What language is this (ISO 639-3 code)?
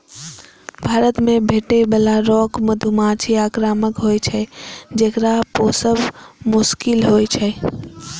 mai